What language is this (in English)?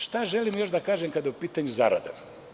Serbian